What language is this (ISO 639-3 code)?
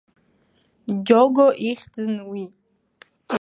abk